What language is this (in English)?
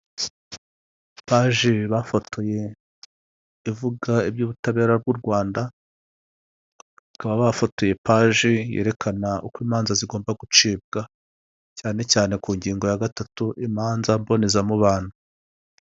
Kinyarwanda